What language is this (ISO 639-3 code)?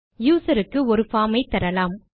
tam